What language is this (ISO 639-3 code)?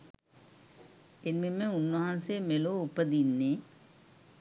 sin